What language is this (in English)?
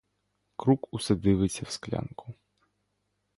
Ukrainian